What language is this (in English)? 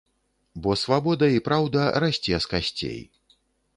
Belarusian